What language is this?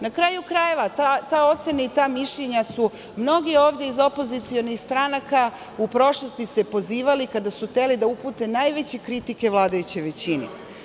Serbian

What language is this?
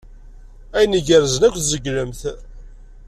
Kabyle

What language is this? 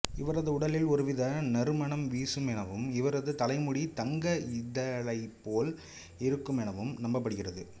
Tamil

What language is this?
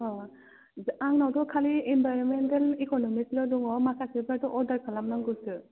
Bodo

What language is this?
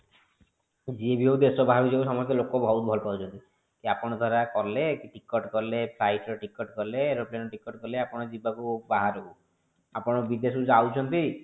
Odia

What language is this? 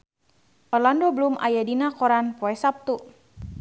Sundanese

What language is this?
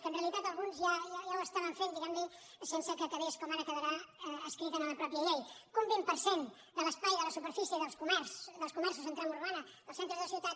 Catalan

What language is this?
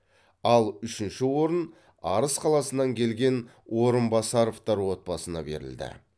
Kazakh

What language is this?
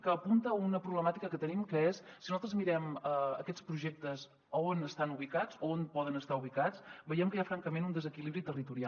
Catalan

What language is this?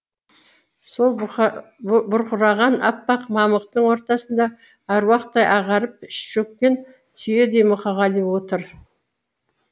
Kazakh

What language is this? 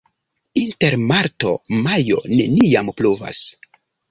Esperanto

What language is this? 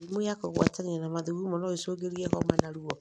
Kikuyu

